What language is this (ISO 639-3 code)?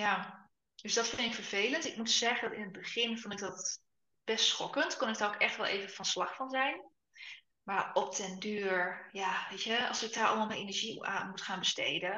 nld